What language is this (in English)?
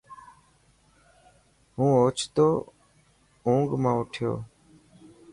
Dhatki